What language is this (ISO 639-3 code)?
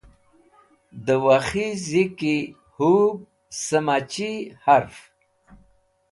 wbl